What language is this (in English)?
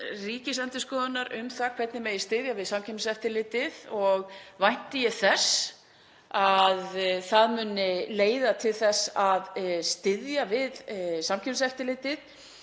Icelandic